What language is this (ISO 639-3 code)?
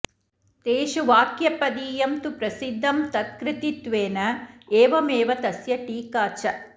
san